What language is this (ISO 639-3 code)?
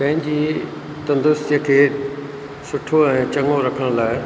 snd